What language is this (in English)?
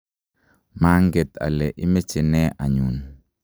Kalenjin